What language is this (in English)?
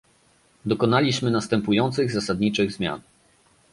Polish